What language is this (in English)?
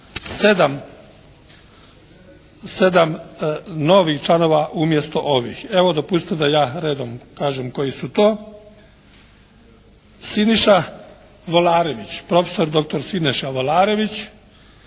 Croatian